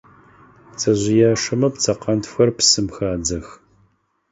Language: Adyghe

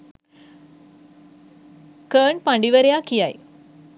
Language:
Sinhala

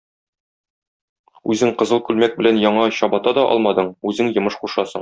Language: Tatar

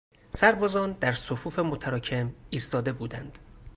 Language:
Persian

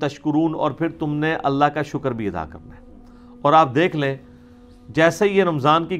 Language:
Urdu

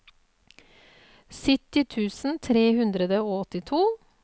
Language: Norwegian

